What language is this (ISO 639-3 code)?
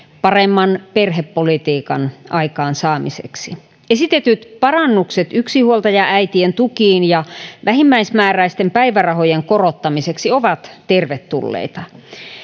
fin